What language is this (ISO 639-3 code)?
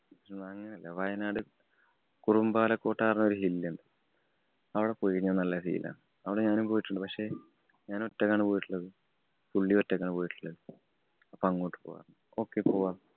mal